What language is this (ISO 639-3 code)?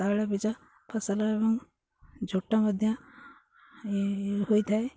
ori